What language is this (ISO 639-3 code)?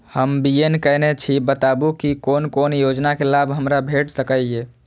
mai